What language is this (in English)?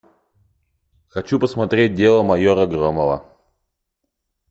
Russian